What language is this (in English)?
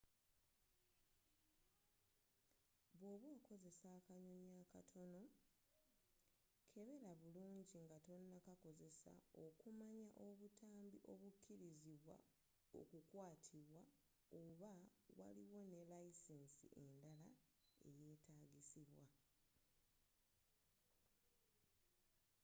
Ganda